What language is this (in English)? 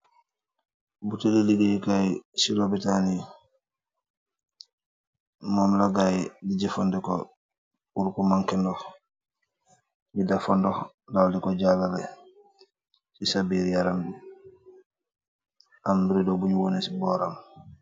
Wolof